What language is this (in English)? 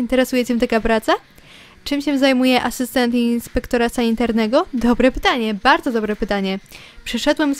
Polish